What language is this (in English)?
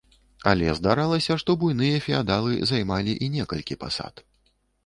Belarusian